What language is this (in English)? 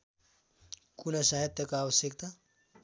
Nepali